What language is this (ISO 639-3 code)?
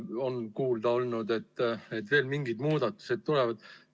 est